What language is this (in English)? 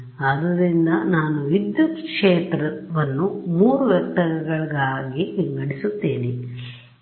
Kannada